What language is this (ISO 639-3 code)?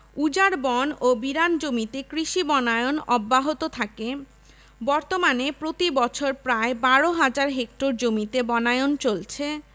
ben